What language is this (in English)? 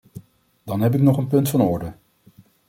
Dutch